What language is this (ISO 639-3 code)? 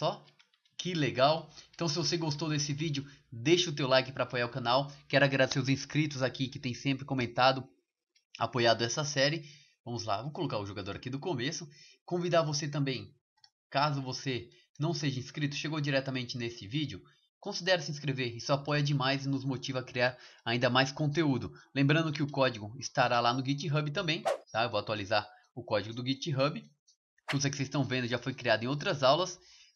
por